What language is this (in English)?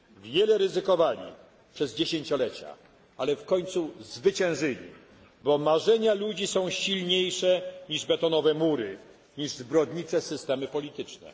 Polish